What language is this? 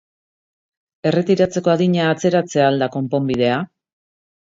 Basque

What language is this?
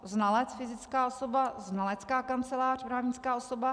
Czech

